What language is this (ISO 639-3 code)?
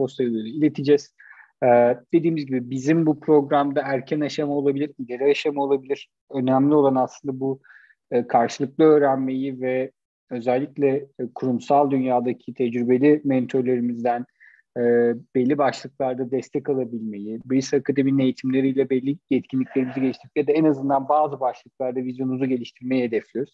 tur